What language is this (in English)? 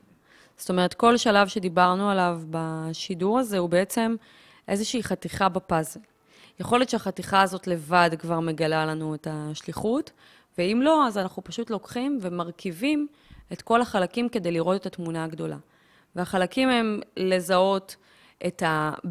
Hebrew